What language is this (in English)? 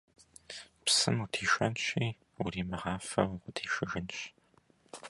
Kabardian